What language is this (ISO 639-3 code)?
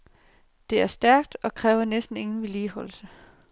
dan